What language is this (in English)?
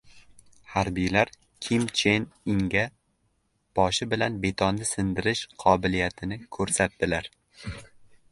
Uzbek